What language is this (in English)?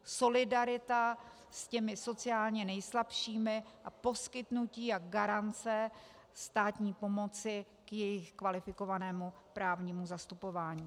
Czech